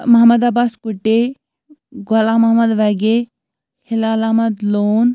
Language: Kashmiri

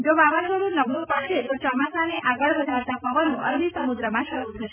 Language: Gujarati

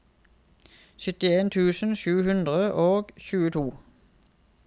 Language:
Norwegian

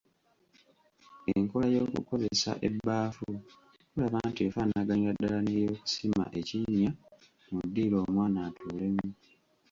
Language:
Ganda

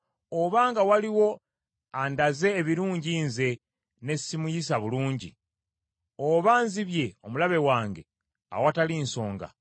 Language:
Ganda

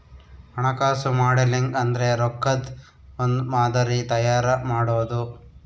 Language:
Kannada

